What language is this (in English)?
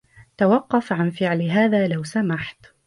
Arabic